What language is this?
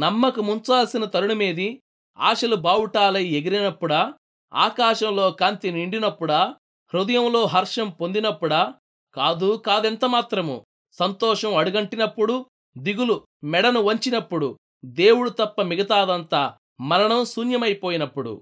Telugu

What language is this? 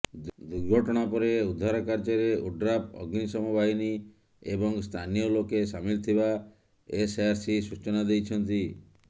Odia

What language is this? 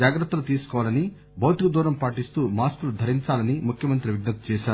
Telugu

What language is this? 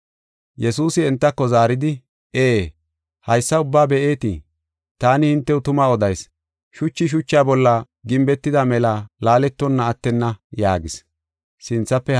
Gofa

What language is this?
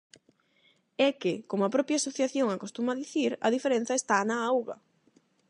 Galician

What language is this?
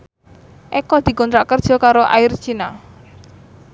Javanese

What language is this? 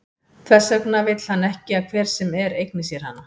Icelandic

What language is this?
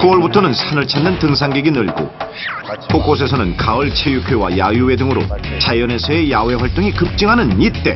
Korean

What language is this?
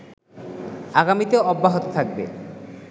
Bangla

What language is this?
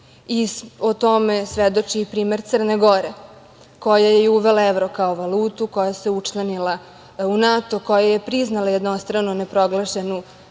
Serbian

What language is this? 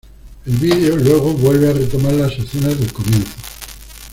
Spanish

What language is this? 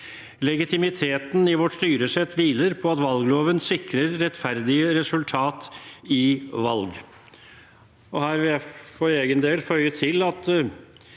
Norwegian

